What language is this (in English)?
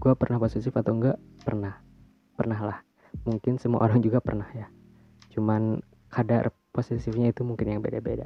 Indonesian